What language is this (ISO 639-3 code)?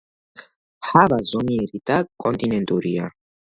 kat